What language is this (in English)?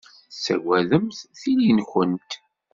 Kabyle